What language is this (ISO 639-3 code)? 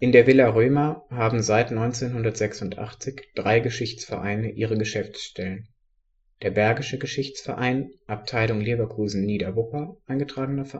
deu